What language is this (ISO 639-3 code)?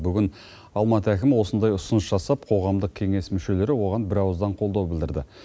kaz